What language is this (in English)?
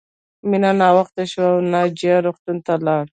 Pashto